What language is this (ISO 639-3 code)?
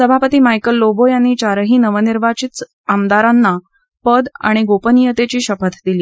mar